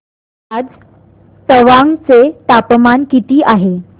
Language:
Marathi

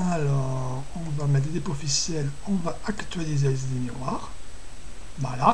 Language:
French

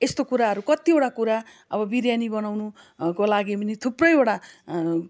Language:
Nepali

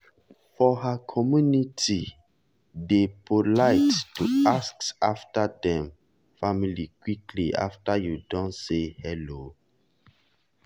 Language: Nigerian Pidgin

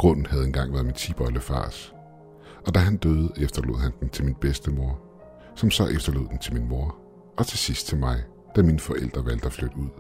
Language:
Danish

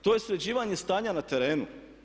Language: Croatian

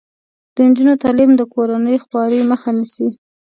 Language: Pashto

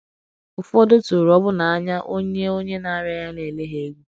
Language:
Igbo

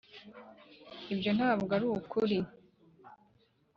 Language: Kinyarwanda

